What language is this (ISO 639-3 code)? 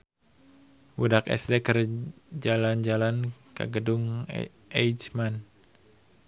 sun